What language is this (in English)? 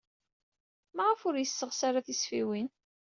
Kabyle